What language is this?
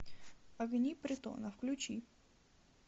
Russian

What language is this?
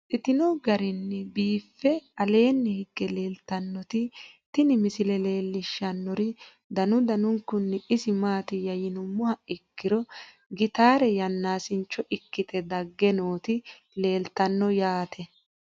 Sidamo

